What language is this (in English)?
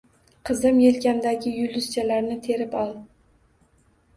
Uzbek